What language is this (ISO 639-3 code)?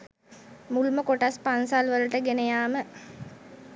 sin